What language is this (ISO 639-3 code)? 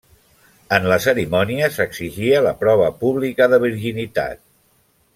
cat